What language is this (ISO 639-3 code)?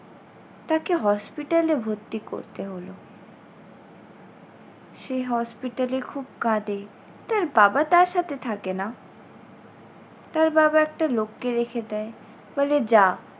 ben